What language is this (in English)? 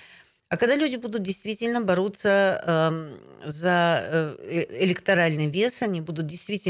Russian